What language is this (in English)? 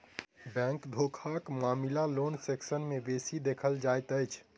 Maithili